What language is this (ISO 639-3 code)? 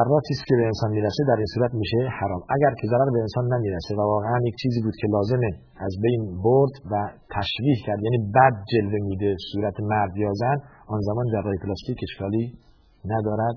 fas